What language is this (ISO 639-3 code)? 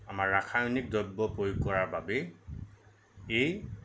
asm